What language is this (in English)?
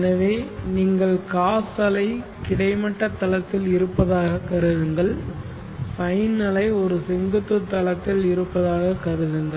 Tamil